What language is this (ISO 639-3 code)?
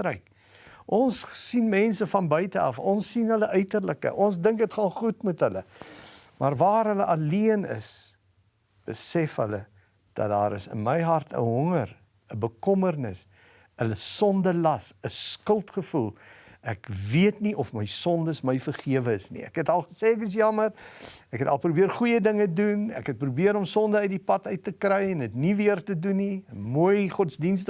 nld